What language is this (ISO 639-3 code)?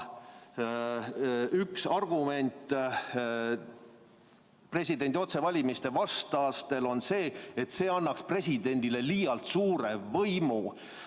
est